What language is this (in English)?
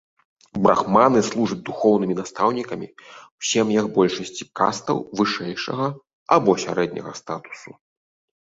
Belarusian